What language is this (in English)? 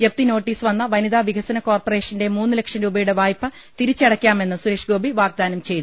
Malayalam